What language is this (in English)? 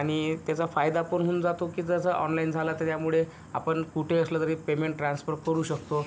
Marathi